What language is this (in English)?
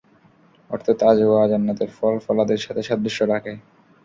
Bangla